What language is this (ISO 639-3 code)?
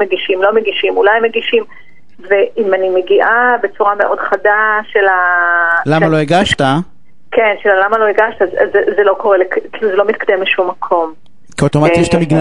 heb